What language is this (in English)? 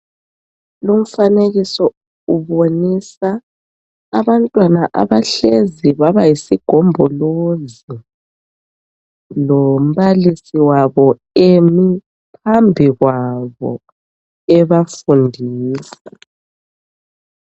North Ndebele